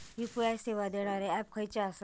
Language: Marathi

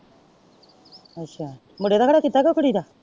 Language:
Punjabi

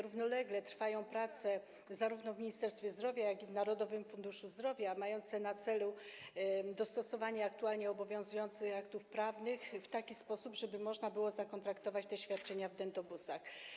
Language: Polish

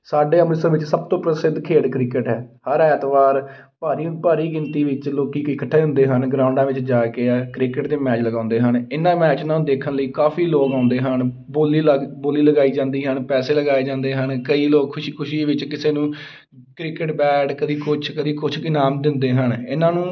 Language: Punjabi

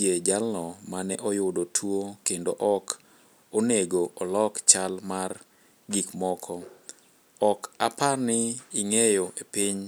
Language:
Luo (Kenya and Tanzania)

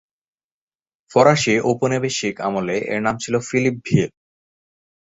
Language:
Bangla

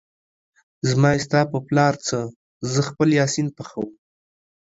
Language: Pashto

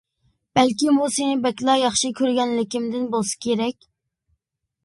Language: Uyghur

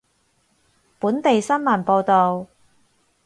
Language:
Cantonese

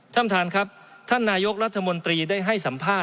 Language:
Thai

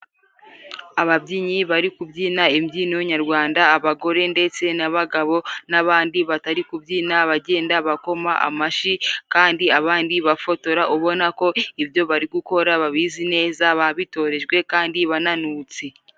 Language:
Kinyarwanda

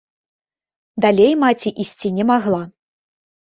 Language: Belarusian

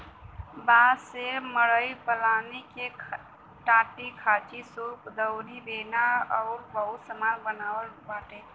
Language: Bhojpuri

